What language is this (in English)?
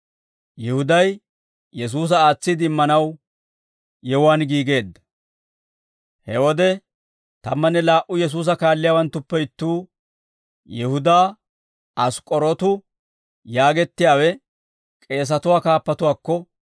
Dawro